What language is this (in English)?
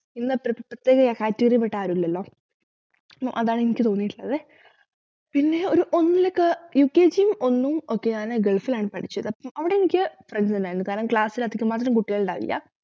Malayalam